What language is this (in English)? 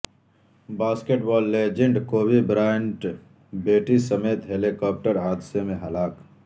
Urdu